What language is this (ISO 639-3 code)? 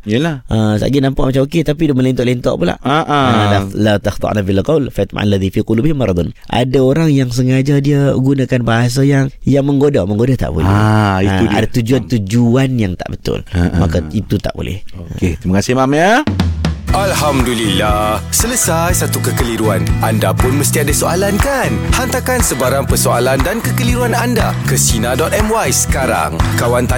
msa